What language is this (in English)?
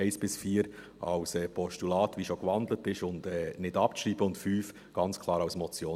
Swiss German